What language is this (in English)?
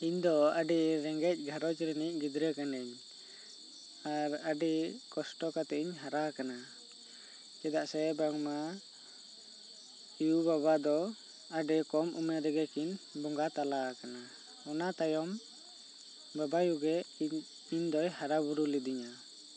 Santali